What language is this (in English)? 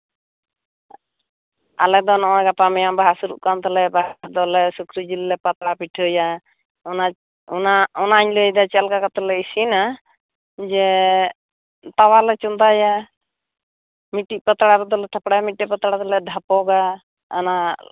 Santali